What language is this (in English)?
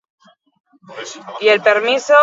Basque